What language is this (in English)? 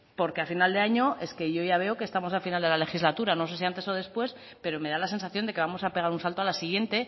Spanish